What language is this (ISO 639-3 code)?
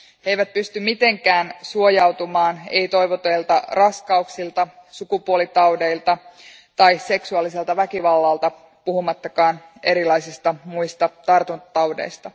fin